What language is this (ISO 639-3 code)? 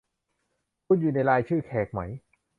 tha